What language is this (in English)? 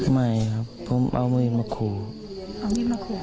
Thai